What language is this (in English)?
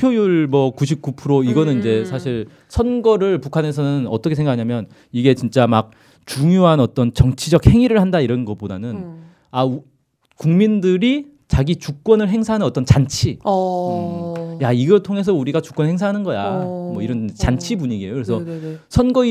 Korean